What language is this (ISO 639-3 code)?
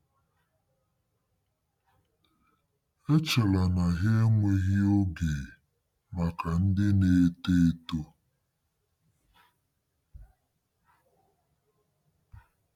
ibo